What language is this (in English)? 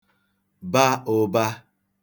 Igbo